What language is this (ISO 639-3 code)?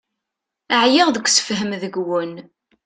kab